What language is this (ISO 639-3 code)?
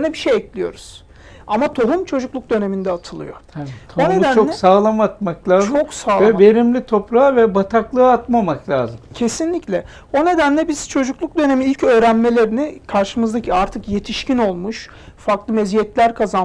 tur